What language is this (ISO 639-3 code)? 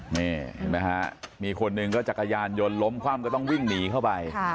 tha